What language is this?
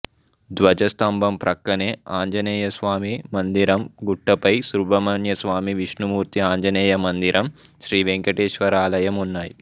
Telugu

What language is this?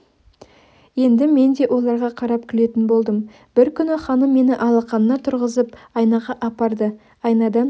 Kazakh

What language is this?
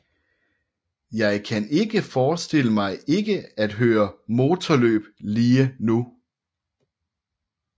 Danish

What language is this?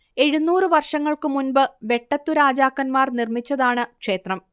Malayalam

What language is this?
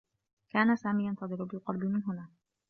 Arabic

